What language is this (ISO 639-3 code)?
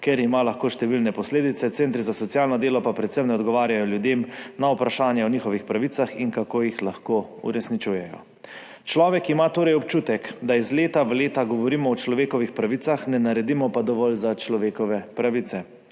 slv